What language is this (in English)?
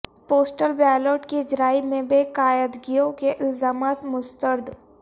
Urdu